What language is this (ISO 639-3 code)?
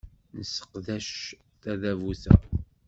kab